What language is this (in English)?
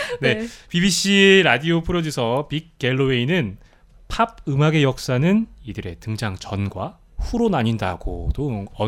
Korean